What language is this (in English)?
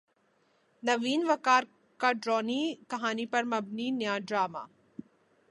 Urdu